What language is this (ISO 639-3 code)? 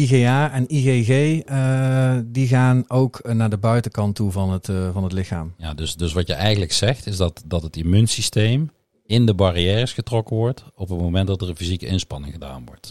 nld